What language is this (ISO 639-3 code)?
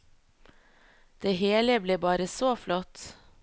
nor